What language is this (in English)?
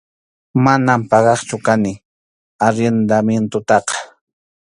Arequipa-La Unión Quechua